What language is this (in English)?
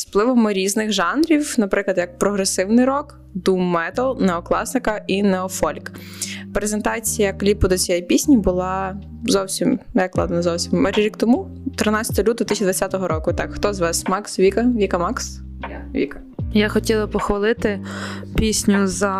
Ukrainian